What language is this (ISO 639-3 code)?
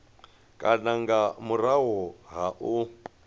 ven